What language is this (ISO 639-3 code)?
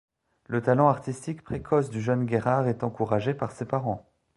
fra